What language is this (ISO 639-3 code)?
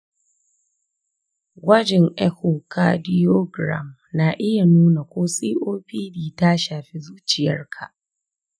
hau